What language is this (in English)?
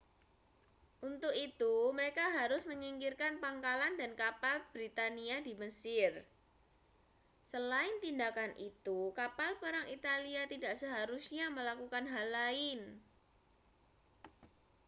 Indonesian